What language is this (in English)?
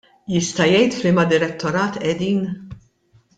Maltese